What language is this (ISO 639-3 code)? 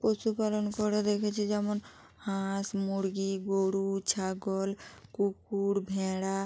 ben